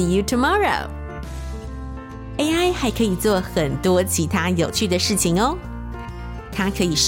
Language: Chinese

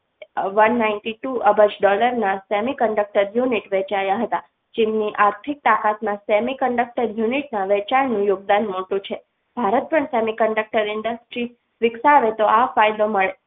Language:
Gujarati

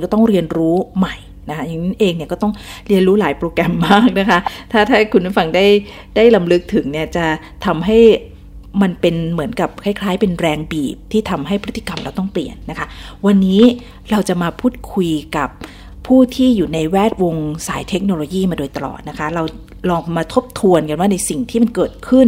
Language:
Thai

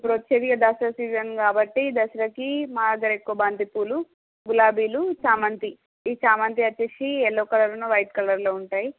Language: Telugu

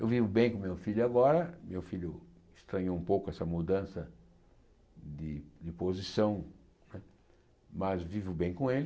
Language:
Portuguese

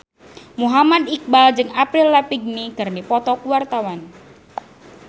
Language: Sundanese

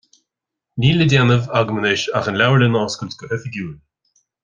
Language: Irish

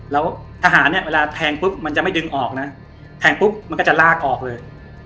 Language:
Thai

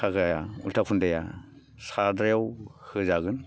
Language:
Bodo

